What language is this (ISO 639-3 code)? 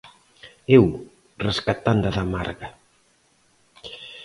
glg